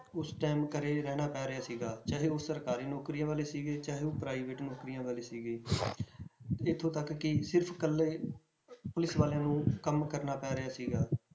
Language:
Punjabi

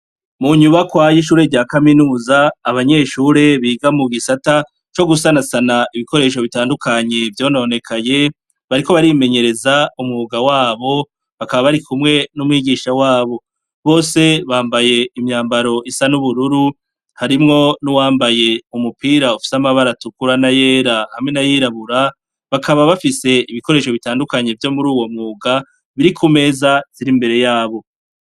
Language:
Rundi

